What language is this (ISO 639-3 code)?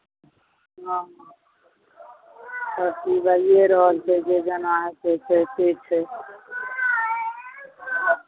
mai